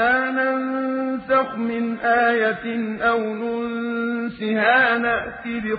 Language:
Arabic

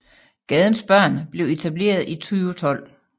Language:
Danish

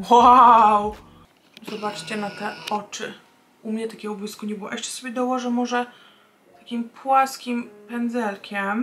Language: Polish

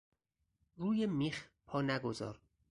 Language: Persian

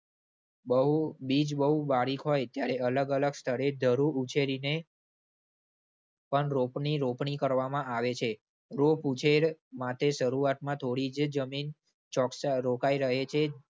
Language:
Gujarati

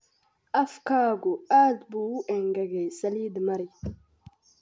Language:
Somali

